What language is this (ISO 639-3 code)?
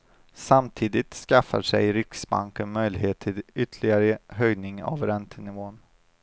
swe